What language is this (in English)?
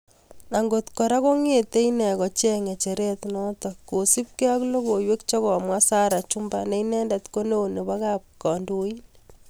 Kalenjin